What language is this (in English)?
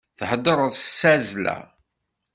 Kabyle